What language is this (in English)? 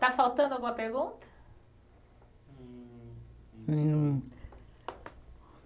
Portuguese